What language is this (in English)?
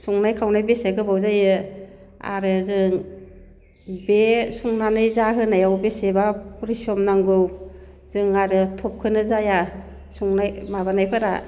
Bodo